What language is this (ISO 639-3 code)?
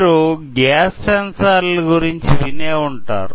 tel